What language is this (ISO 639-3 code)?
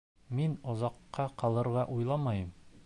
bak